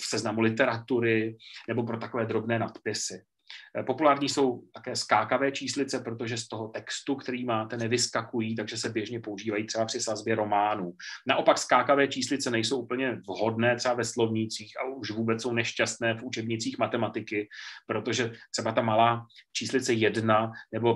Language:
Czech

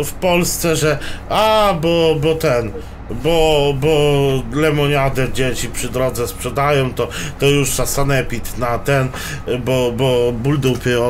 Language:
Polish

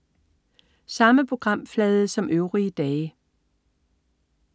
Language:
Danish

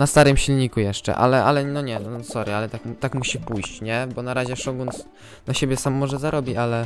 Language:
Polish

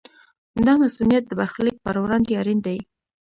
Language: Pashto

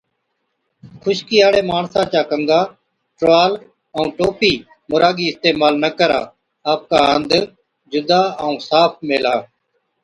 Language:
Od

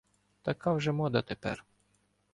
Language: Ukrainian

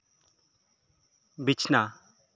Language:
Santali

